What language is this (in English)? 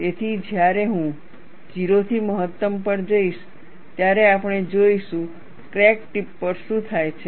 Gujarati